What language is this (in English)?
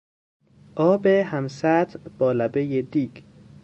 Persian